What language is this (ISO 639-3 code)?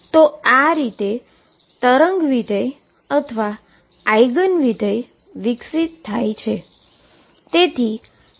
guj